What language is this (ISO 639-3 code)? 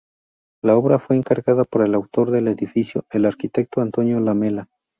spa